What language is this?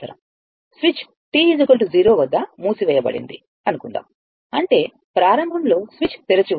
Telugu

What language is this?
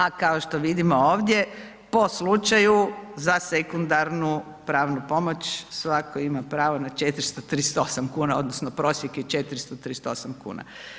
Croatian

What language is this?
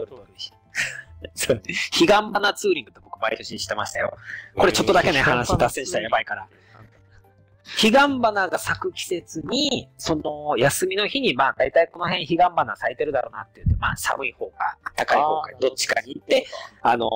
Japanese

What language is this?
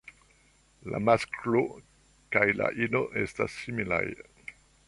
Esperanto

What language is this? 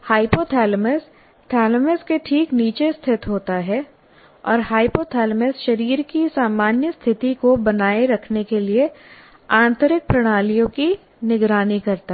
Hindi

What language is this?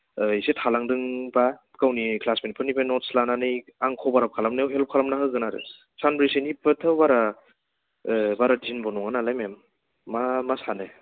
Bodo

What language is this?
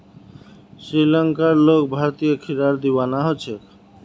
Magahi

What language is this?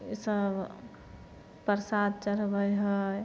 Maithili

